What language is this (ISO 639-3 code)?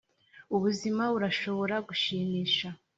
kin